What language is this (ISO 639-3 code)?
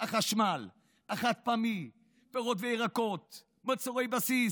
heb